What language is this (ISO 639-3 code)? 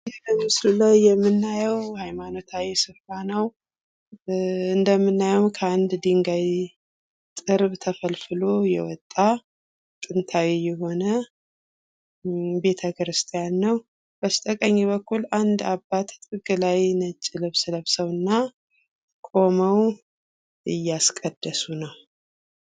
amh